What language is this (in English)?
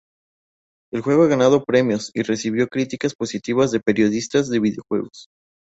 Spanish